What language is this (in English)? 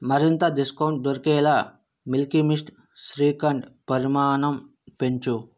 Telugu